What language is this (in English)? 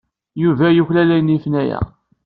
Kabyle